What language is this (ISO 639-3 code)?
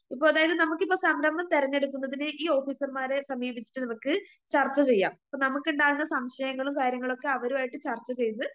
mal